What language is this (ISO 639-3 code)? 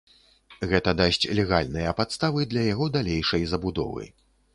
bel